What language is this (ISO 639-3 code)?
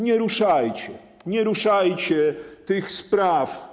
pol